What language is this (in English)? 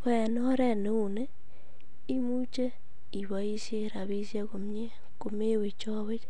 Kalenjin